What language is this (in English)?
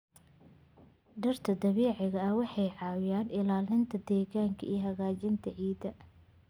Somali